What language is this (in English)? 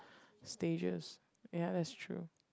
English